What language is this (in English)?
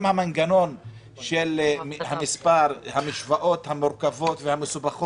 Hebrew